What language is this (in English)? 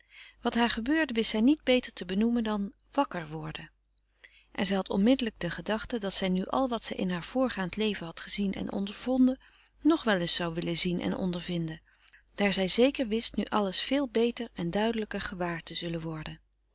Dutch